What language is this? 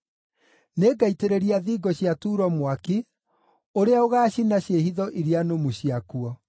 Kikuyu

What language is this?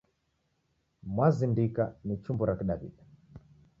Taita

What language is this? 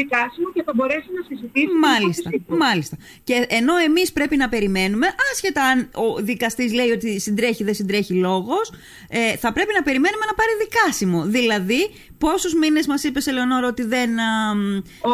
Greek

